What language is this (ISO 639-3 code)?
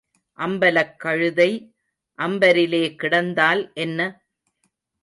tam